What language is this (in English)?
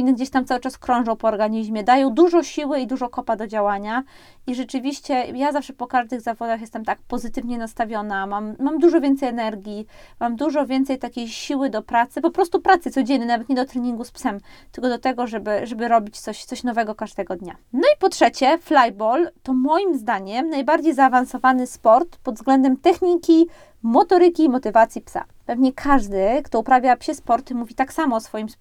Polish